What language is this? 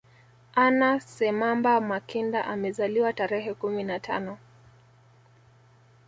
Swahili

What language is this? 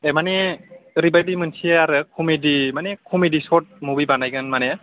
Bodo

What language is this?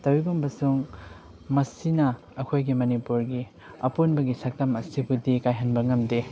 Manipuri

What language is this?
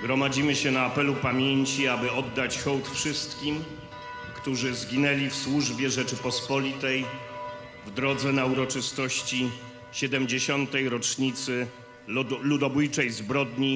Polish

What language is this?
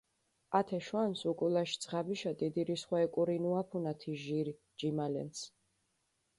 Mingrelian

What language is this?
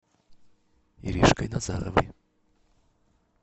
Russian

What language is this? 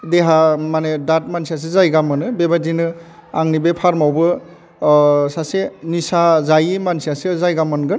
Bodo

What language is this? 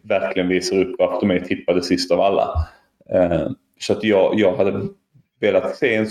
Swedish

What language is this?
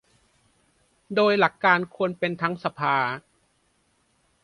Thai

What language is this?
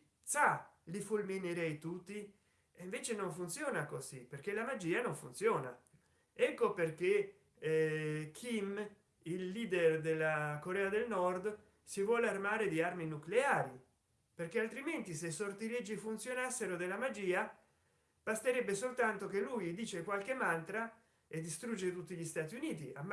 Italian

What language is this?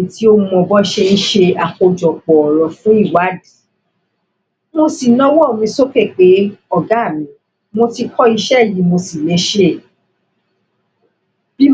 Yoruba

